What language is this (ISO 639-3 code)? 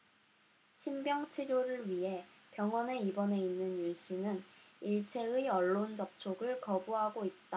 kor